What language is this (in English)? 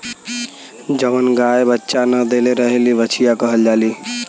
Bhojpuri